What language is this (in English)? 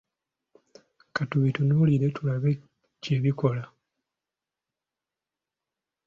Ganda